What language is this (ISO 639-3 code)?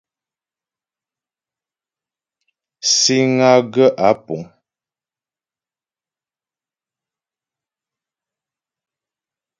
bbj